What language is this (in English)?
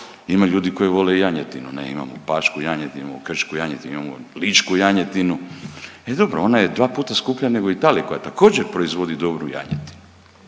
Croatian